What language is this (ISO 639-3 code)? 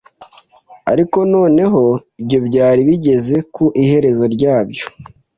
kin